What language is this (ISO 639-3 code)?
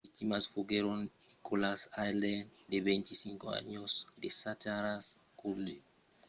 oci